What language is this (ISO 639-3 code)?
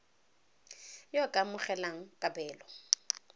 tsn